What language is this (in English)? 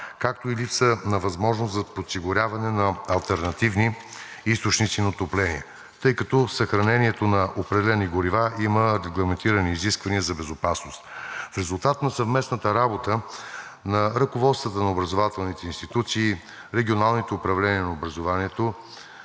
Bulgarian